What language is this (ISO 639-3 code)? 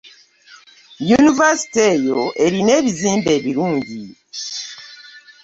lug